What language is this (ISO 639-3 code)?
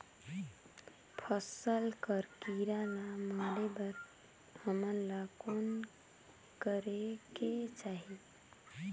hne